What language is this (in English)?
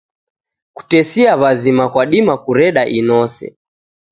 Taita